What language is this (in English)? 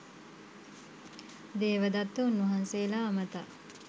Sinhala